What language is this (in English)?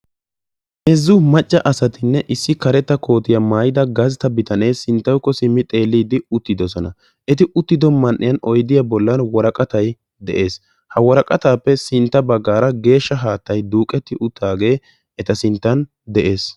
Wolaytta